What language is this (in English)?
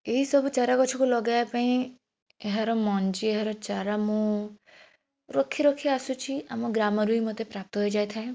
Odia